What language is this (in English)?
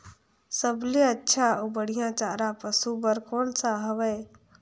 Chhattisgarhi